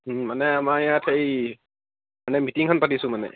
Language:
Assamese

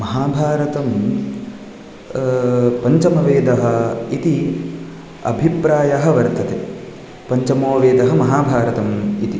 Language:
Sanskrit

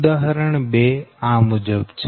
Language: Gujarati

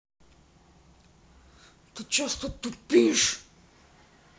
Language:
Russian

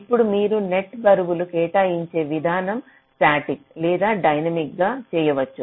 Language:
Telugu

